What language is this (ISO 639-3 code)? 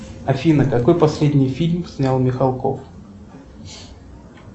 rus